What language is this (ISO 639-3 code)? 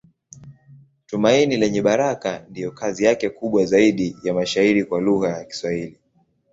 swa